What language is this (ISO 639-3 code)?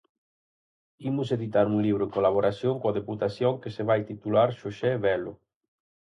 glg